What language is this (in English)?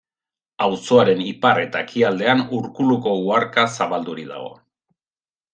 Basque